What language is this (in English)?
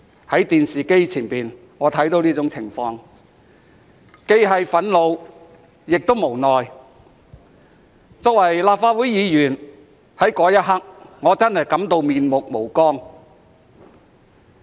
Cantonese